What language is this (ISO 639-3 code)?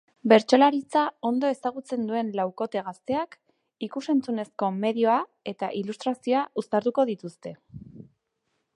eus